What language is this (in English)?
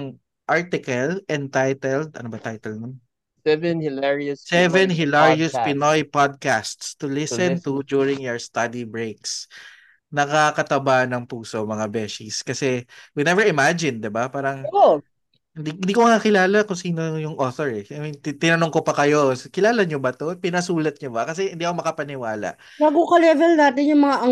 Filipino